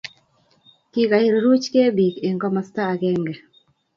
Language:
Kalenjin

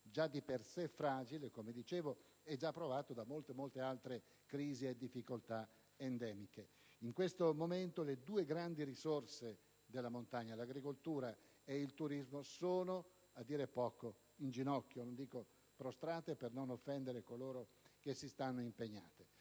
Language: Italian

